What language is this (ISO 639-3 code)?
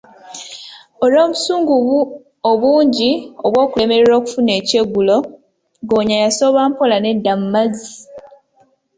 lug